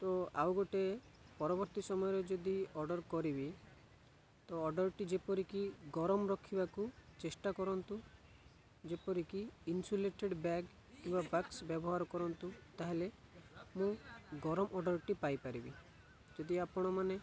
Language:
Odia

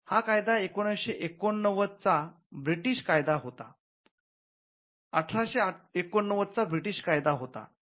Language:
Marathi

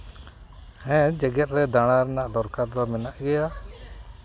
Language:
Santali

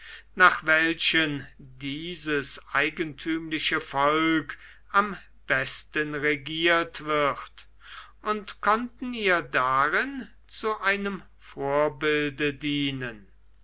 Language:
German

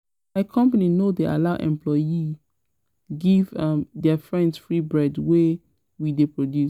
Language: Nigerian Pidgin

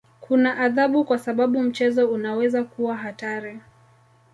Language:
Swahili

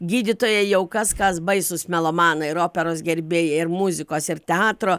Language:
Lithuanian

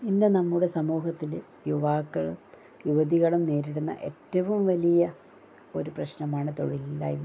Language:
Malayalam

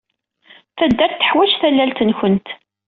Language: Kabyle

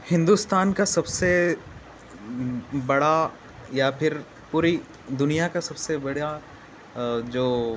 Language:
Urdu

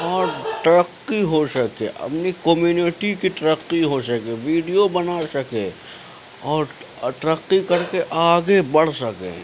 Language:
Urdu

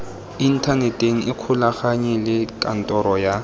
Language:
Tswana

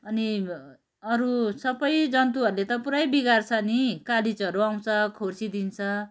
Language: Nepali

